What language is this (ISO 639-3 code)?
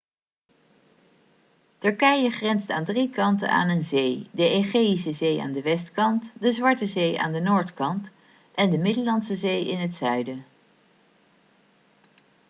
nld